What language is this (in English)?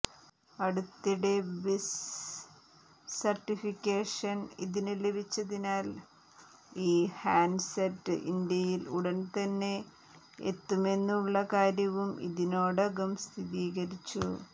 Malayalam